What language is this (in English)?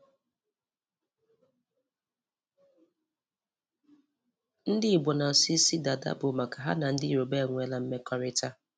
Igbo